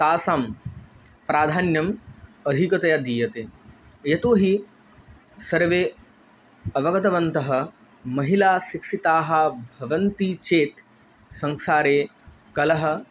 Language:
Sanskrit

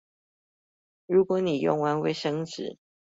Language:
Chinese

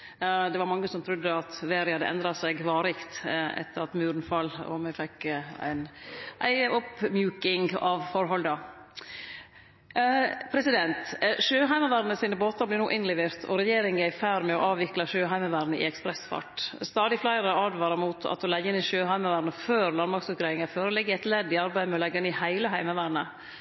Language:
Norwegian Nynorsk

